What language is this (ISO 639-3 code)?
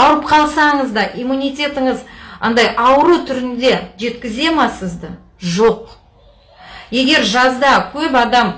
kaz